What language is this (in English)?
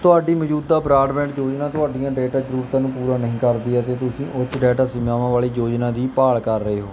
Punjabi